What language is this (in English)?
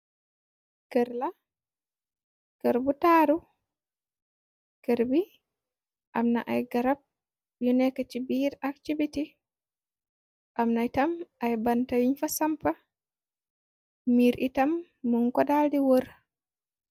Wolof